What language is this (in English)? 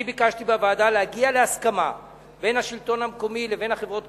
Hebrew